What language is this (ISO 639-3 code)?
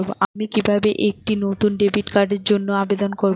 ben